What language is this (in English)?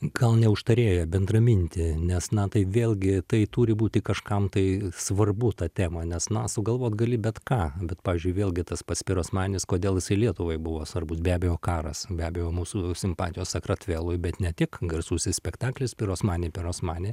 Lithuanian